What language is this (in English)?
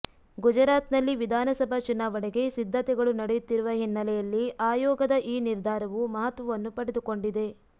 Kannada